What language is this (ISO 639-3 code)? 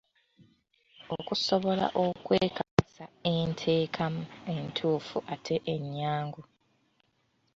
lug